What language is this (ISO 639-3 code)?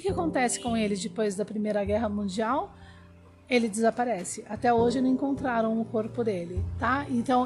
por